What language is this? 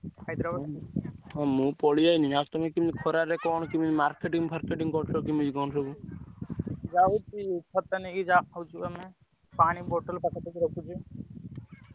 Odia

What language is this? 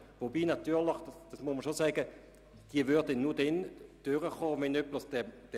Swiss German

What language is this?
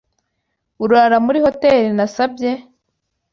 Kinyarwanda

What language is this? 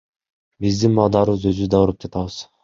Kyrgyz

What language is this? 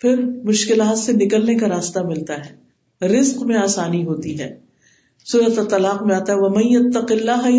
Urdu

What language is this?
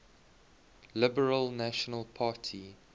English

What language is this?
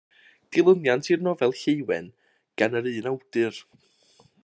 Welsh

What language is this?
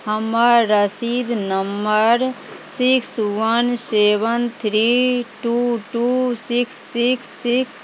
Maithili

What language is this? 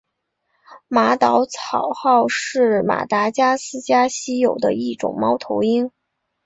Chinese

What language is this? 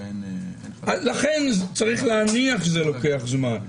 Hebrew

